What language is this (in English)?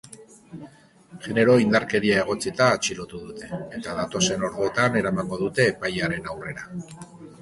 Basque